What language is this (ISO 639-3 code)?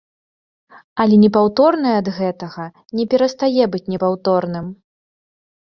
bel